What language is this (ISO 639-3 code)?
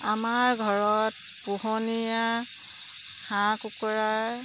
asm